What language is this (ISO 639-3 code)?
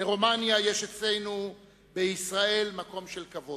heb